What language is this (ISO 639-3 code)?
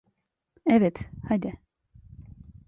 tur